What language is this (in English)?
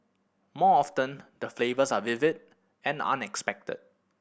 English